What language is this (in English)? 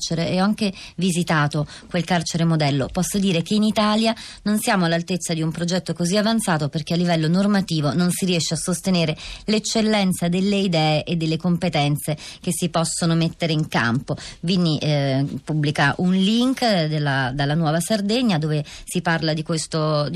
Italian